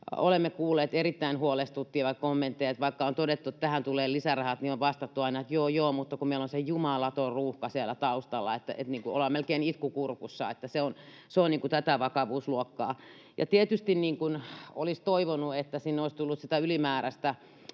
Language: Finnish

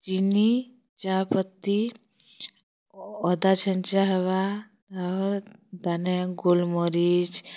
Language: Odia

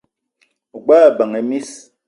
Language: Eton (Cameroon)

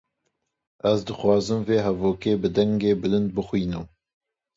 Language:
Kurdish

